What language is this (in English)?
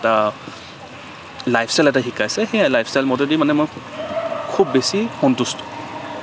Assamese